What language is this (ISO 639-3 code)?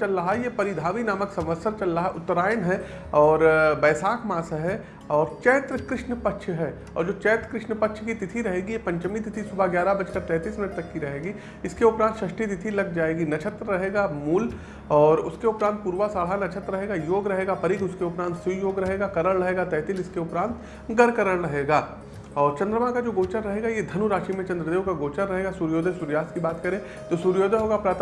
hin